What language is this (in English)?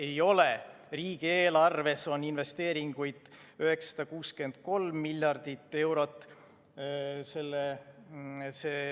Estonian